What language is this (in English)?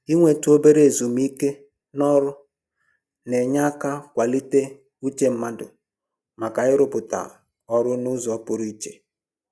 Igbo